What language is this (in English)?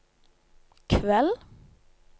Norwegian